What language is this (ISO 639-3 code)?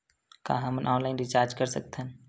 hne